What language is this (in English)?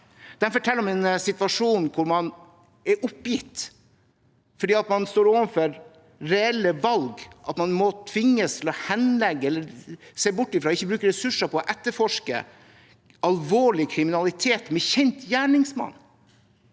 Norwegian